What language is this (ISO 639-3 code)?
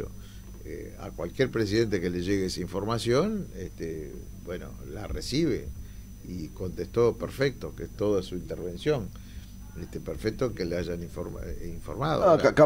spa